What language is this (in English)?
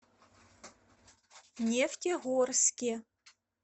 Russian